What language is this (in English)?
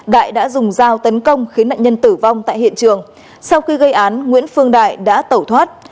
Vietnamese